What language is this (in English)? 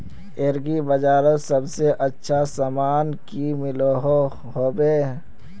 Magahi